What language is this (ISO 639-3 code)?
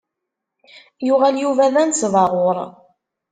kab